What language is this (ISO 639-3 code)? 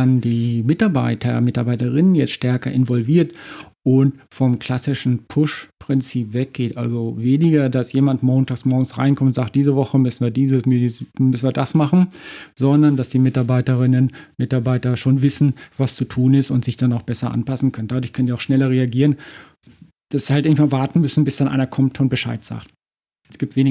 deu